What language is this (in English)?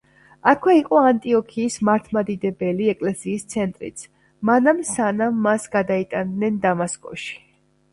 Georgian